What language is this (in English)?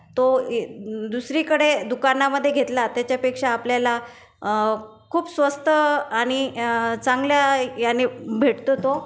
Marathi